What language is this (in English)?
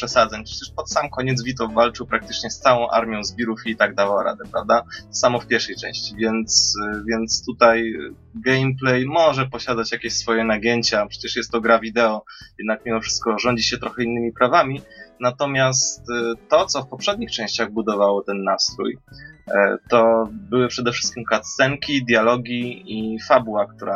Polish